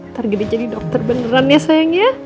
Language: Indonesian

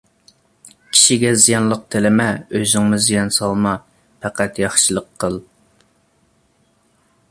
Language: Uyghur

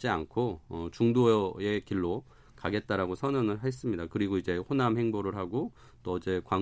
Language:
Korean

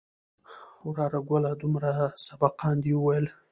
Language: Pashto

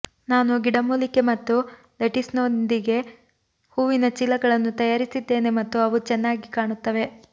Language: Kannada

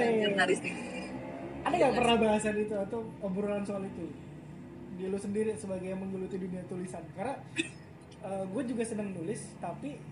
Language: Indonesian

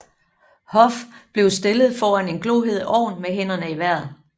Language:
Danish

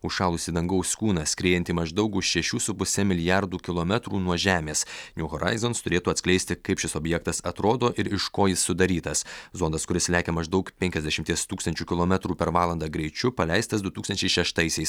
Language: Lithuanian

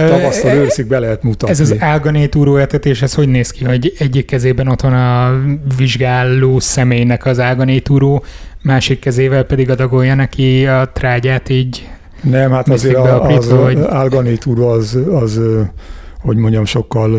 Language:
Hungarian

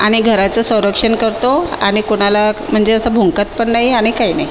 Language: Marathi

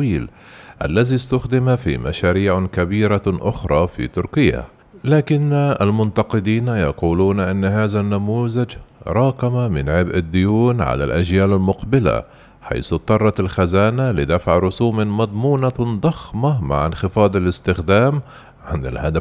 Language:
Arabic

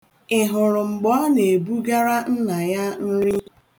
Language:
Igbo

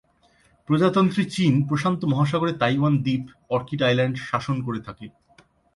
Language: Bangla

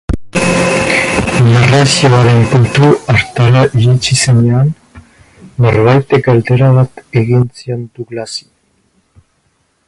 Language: Basque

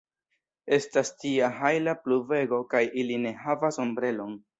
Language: Esperanto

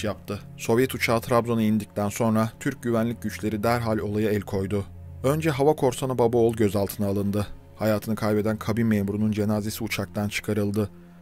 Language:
Turkish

